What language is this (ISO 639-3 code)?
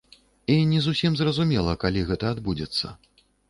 bel